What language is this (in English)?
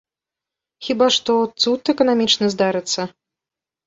Belarusian